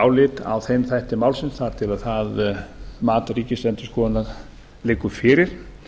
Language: Icelandic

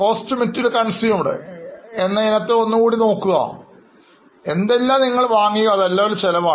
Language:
Malayalam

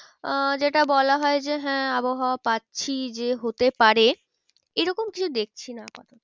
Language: Bangla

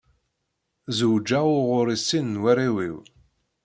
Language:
Kabyle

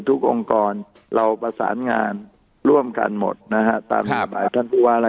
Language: Thai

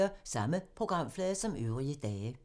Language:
Danish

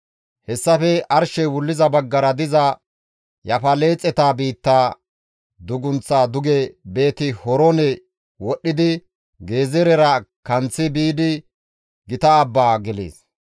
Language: Gamo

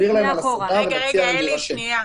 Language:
Hebrew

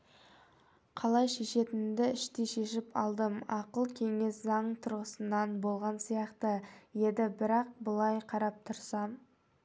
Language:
Kazakh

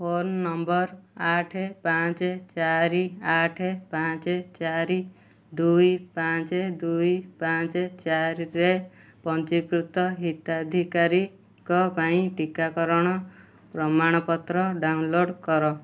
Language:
Odia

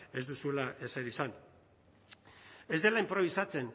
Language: Basque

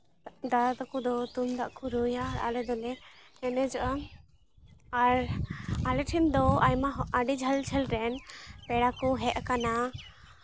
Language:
Santali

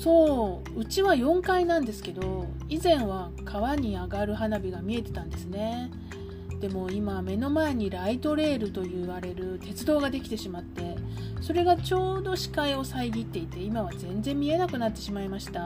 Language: Japanese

